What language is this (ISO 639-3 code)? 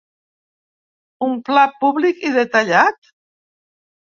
cat